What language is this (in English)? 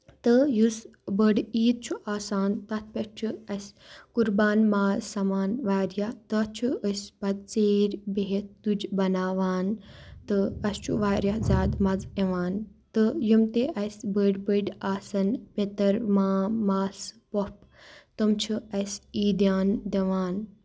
Kashmiri